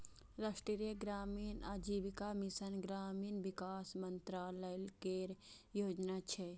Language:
Maithili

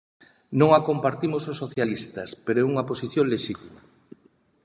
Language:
Galician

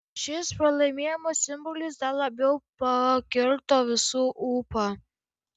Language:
Lithuanian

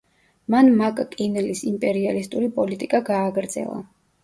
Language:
Georgian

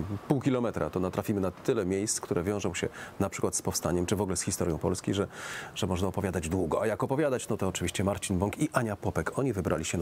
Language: Polish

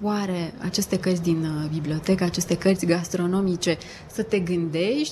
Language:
Romanian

